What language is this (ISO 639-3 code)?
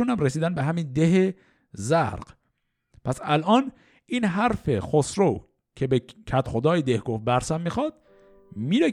fas